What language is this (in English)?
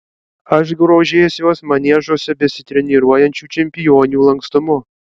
Lithuanian